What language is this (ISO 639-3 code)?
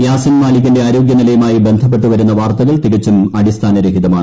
mal